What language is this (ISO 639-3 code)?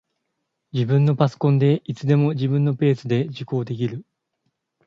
jpn